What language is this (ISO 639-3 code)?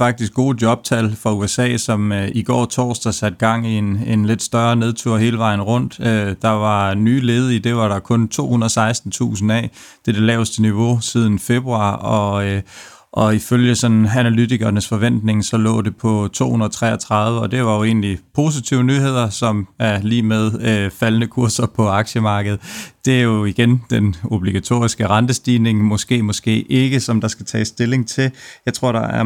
dan